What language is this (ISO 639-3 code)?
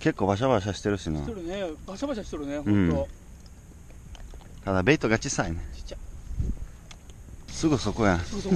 jpn